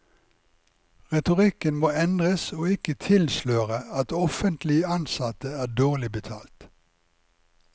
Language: Norwegian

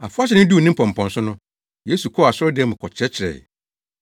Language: Akan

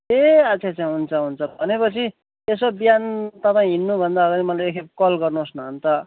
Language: Nepali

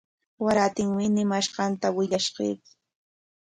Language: Corongo Ancash Quechua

